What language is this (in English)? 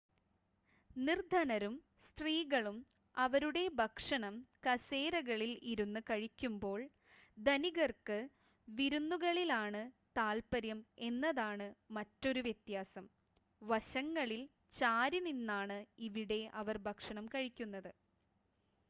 Malayalam